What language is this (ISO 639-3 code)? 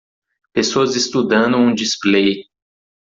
por